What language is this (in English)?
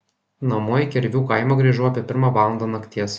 Lithuanian